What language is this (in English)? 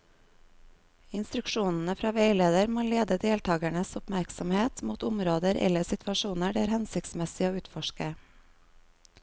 Norwegian